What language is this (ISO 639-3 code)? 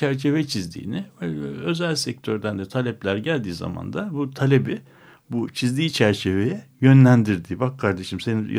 tur